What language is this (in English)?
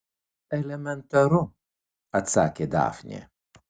Lithuanian